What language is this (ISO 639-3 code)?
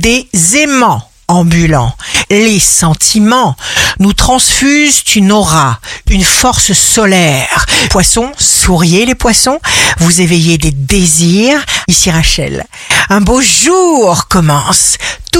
fra